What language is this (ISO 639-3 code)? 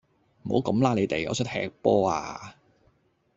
yue